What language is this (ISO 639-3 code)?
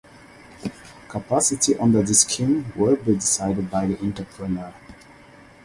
eng